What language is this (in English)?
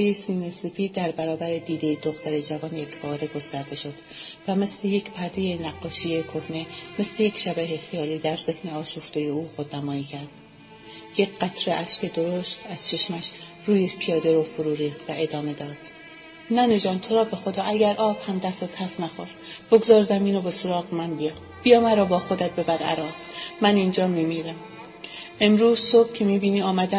Persian